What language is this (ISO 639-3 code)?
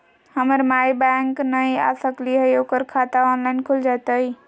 mag